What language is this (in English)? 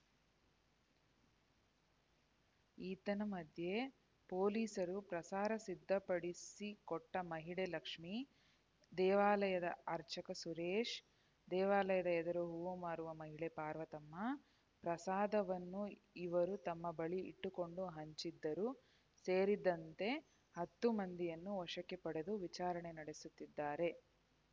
Kannada